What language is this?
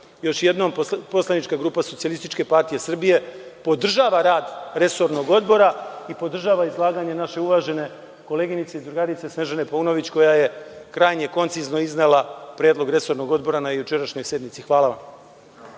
Serbian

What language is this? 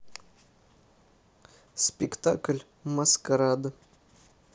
Russian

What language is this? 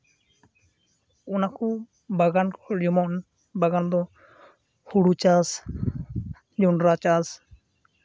Santali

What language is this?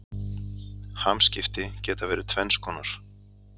Icelandic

